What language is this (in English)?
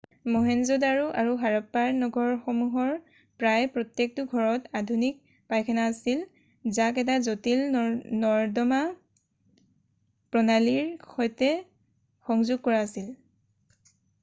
Assamese